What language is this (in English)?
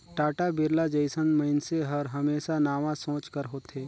Chhattisgarhi